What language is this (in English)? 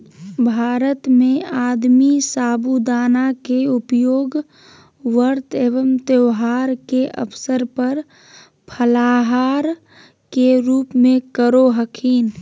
Magahi